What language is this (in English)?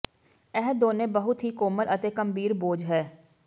Punjabi